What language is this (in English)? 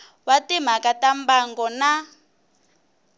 Tsonga